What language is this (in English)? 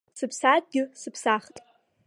Abkhazian